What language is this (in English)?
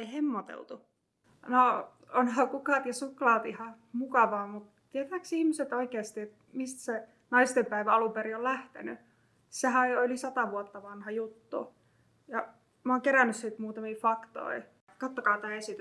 Finnish